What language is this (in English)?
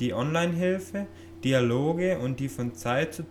German